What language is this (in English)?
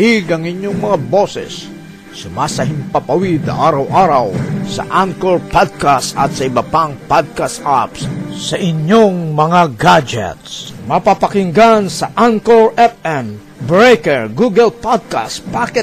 Filipino